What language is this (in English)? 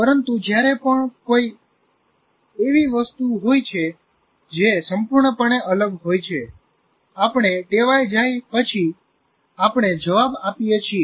Gujarati